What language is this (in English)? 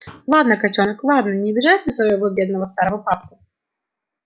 Russian